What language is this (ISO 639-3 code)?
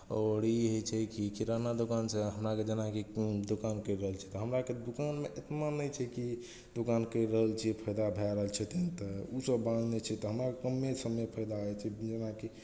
mai